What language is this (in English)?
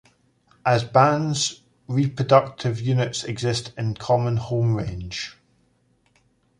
English